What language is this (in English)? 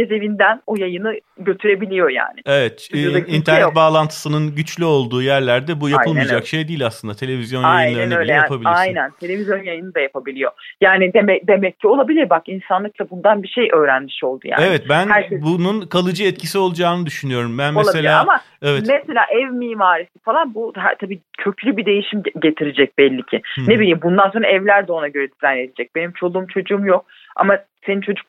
Turkish